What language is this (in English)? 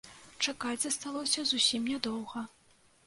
Belarusian